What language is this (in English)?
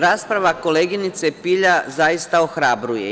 Serbian